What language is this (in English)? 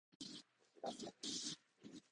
Japanese